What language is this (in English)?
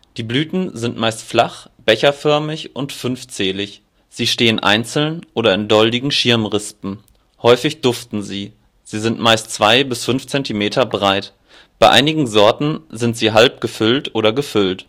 German